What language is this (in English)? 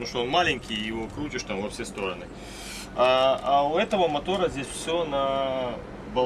Russian